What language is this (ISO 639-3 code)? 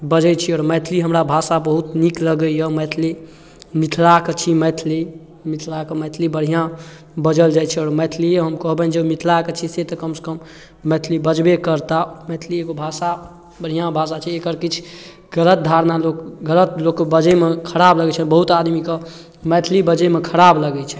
mai